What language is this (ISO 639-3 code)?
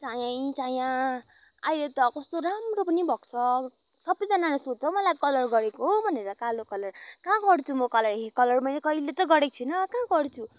nep